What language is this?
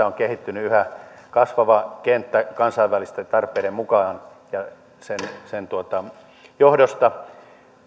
Finnish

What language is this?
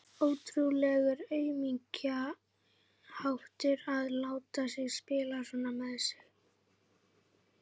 Icelandic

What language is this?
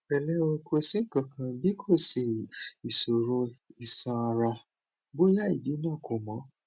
Yoruba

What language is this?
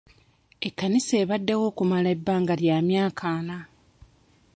Ganda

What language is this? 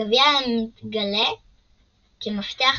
Hebrew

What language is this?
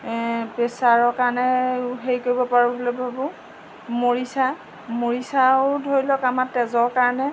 Assamese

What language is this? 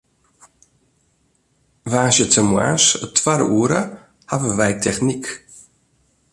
Western Frisian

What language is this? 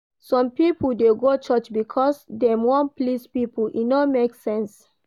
Nigerian Pidgin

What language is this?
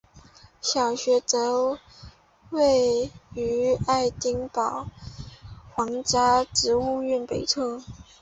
Chinese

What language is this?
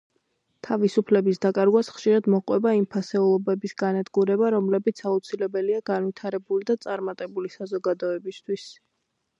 Georgian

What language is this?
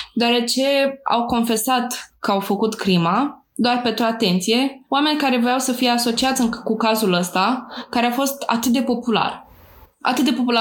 Romanian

